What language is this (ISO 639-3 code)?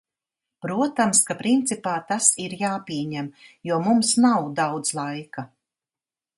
lav